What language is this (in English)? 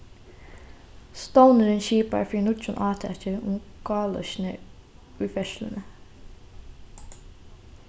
Faroese